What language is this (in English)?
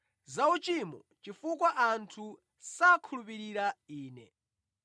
Nyanja